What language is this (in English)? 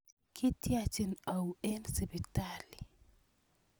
Kalenjin